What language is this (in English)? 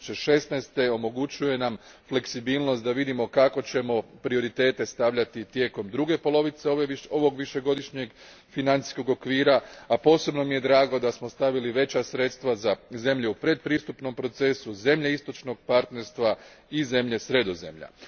Croatian